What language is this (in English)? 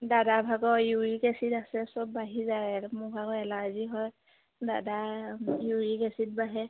Assamese